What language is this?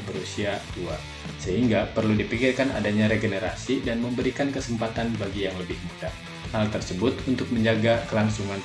Indonesian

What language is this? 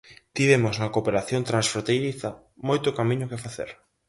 Galician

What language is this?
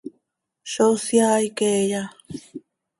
Seri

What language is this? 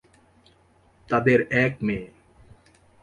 Bangla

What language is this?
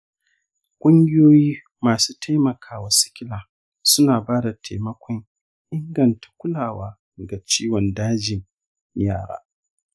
Hausa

